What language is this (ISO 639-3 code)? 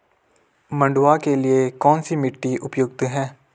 hin